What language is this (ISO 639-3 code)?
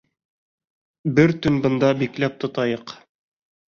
bak